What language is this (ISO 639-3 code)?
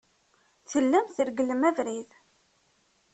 kab